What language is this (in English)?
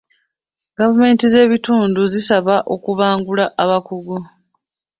Ganda